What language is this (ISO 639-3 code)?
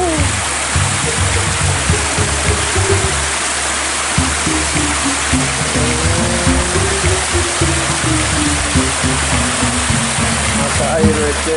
ind